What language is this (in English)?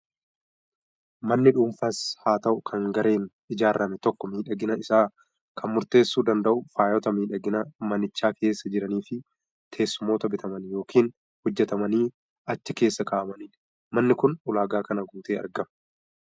Oromo